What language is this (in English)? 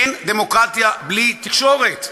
Hebrew